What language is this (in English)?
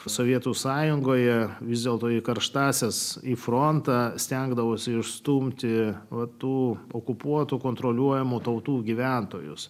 Lithuanian